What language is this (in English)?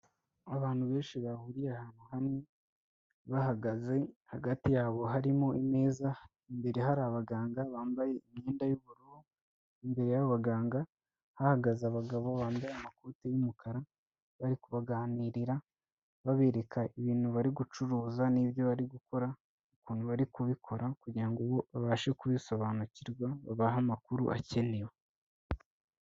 Kinyarwanda